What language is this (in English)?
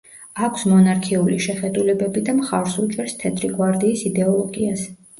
Georgian